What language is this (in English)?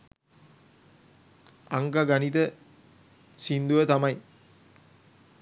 Sinhala